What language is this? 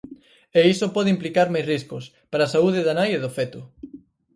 Galician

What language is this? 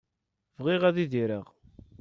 Kabyle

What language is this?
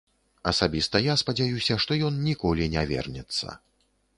Belarusian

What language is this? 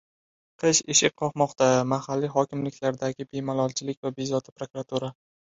Uzbek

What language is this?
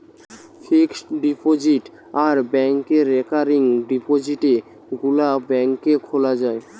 Bangla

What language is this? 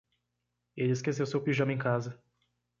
Portuguese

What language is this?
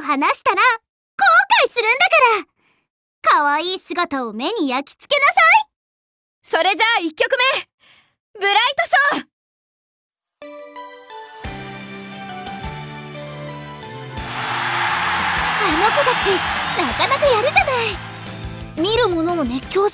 Japanese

